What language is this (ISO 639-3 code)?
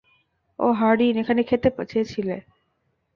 ben